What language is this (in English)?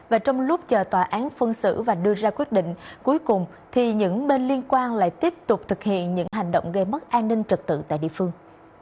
Vietnamese